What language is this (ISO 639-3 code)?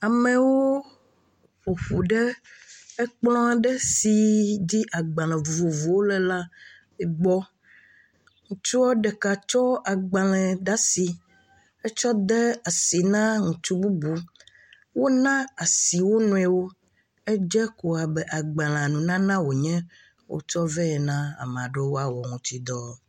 ewe